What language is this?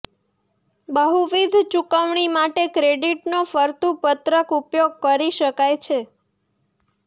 Gujarati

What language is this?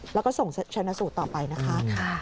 Thai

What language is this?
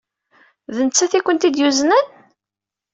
Kabyle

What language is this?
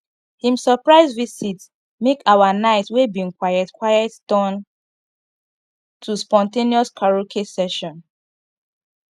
Nigerian Pidgin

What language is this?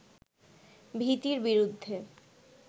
Bangla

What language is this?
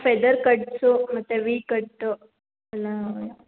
Kannada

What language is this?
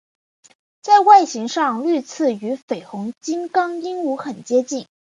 Chinese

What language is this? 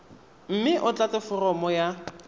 Tswana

